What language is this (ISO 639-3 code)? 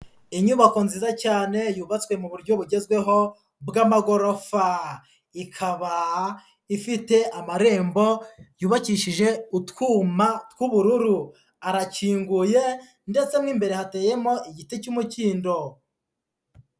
kin